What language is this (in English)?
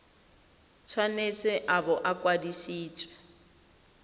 Tswana